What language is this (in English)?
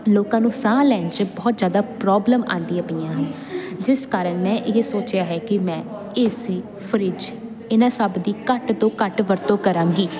Punjabi